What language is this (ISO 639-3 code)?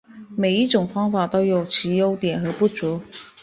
zho